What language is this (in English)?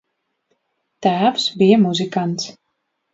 Latvian